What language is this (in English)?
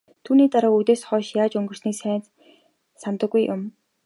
Mongolian